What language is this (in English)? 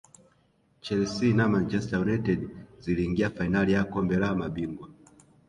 Swahili